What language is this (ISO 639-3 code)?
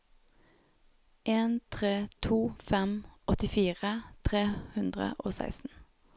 nor